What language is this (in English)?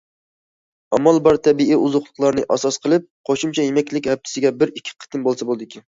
Uyghur